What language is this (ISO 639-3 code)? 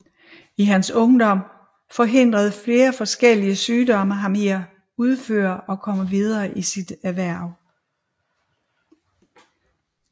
dan